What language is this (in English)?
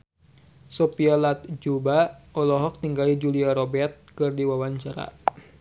Sundanese